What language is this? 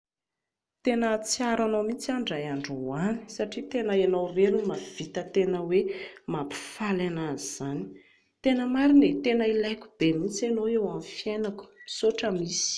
Malagasy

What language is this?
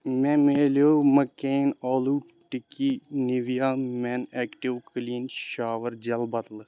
Kashmiri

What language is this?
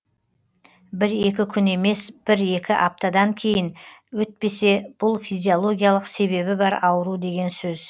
Kazakh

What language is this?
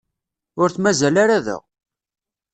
Kabyle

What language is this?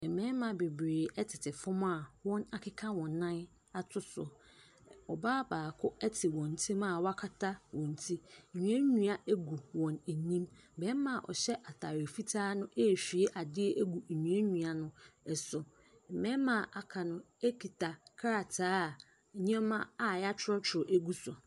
Akan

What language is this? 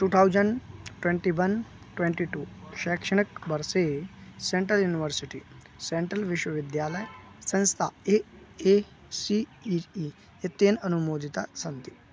Sanskrit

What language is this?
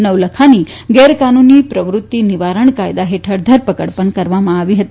Gujarati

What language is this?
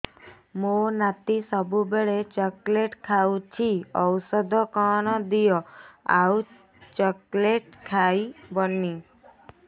Odia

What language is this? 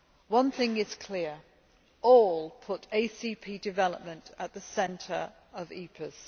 English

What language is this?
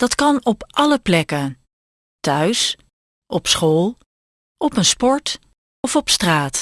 Dutch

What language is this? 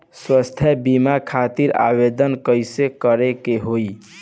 Bhojpuri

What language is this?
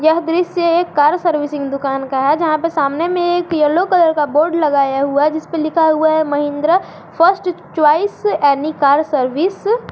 Hindi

